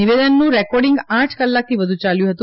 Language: Gujarati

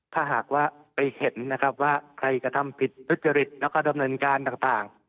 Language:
Thai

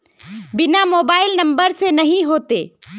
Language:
Magahi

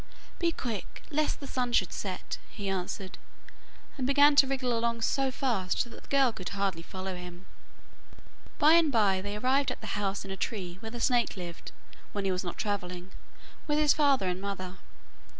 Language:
English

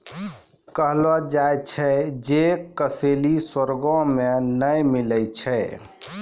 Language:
Maithili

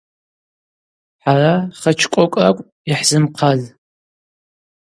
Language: Abaza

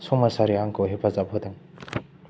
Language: Bodo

